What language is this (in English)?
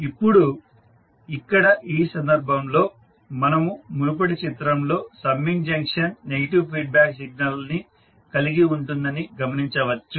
Telugu